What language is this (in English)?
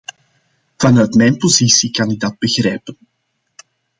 Dutch